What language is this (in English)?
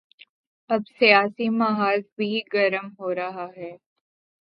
Urdu